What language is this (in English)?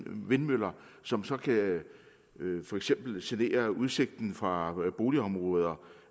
Danish